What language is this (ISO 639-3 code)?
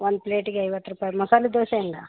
kan